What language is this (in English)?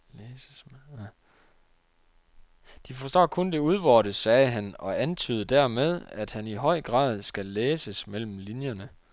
Danish